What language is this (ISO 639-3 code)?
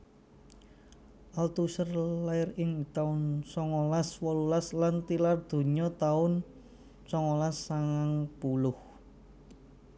jav